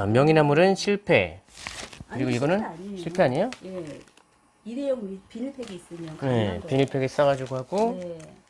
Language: Korean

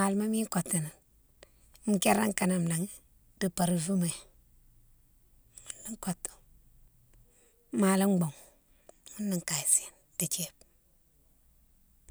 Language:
Mansoanka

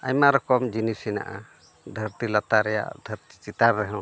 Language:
Santali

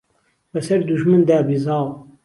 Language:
Central Kurdish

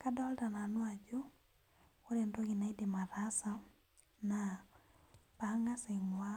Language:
Masai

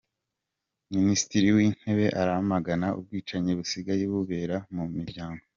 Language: Kinyarwanda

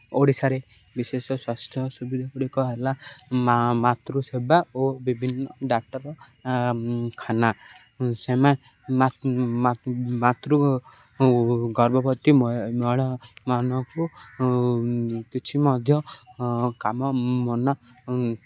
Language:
Odia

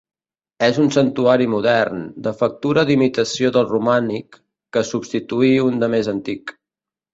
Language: Catalan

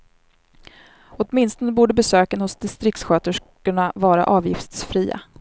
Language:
Swedish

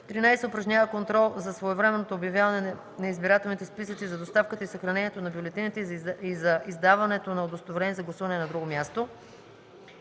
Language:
Bulgarian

